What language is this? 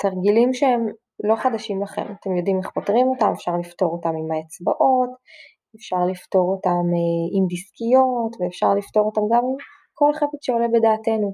Hebrew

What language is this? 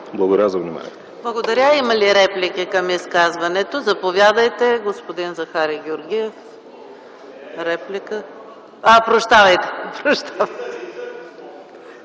Bulgarian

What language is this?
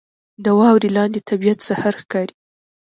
Pashto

